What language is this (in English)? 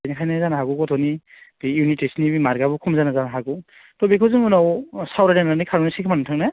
Bodo